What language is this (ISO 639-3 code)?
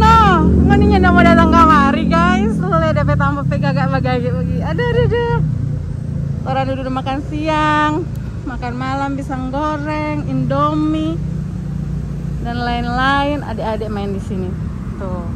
ind